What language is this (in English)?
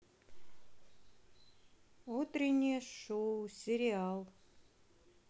Russian